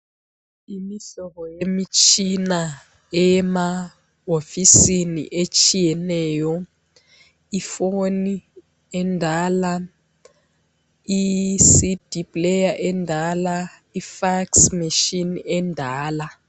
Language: North Ndebele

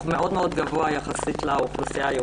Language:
Hebrew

